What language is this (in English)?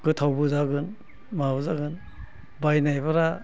Bodo